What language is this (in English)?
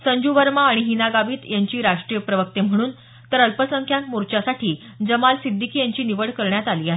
Marathi